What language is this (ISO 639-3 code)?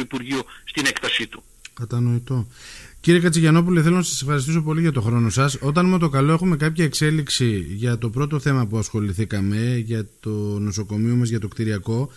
ell